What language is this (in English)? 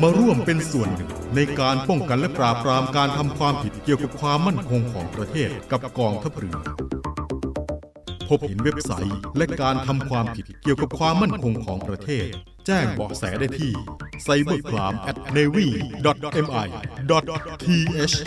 Thai